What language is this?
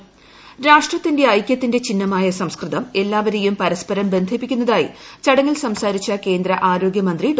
Malayalam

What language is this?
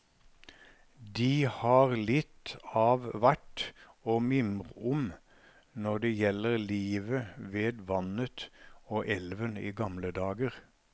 Norwegian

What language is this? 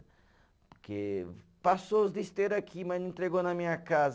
Portuguese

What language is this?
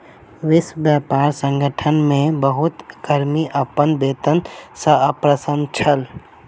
Maithili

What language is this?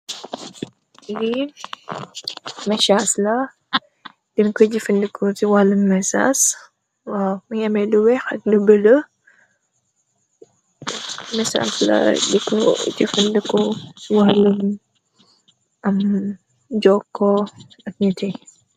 Wolof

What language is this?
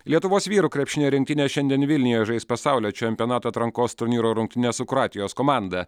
Lithuanian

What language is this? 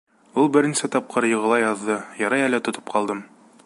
Bashkir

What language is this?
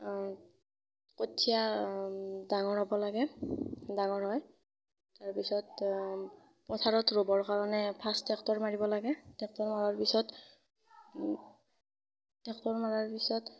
Assamese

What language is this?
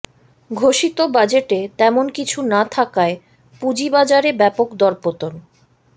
Bangla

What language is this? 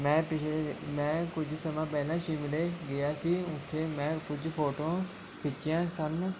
Punjabi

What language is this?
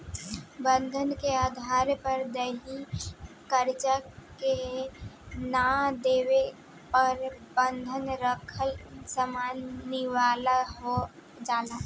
Bhojpuri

